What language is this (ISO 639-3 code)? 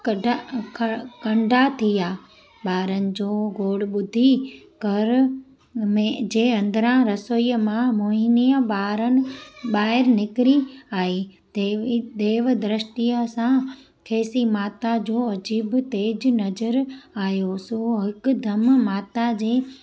snd